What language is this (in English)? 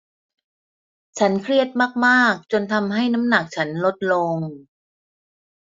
Thai